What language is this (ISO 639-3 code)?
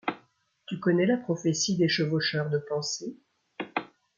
fra